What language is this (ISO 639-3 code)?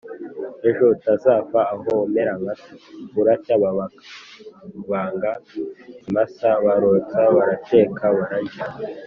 kin